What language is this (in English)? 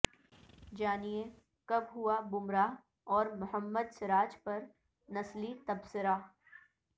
Urdu